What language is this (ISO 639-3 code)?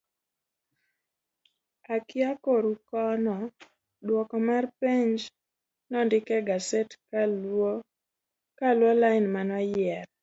luo